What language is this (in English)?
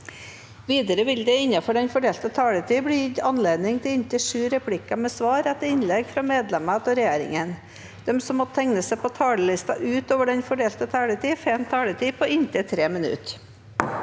Norwegian